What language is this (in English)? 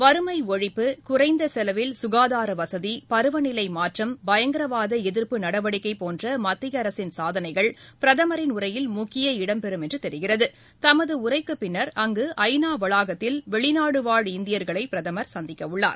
Tamil